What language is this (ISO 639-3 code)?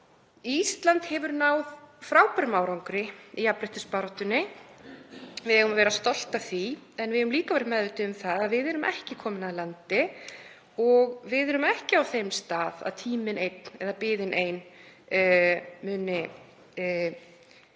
isl